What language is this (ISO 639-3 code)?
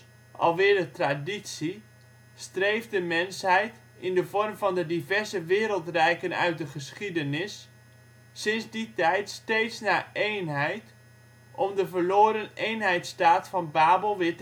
nld